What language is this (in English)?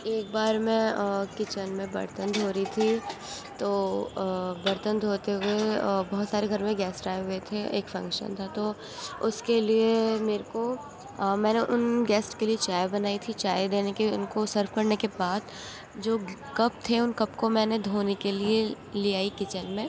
Urdu